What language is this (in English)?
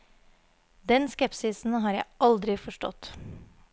Norwegian